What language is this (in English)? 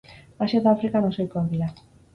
Basque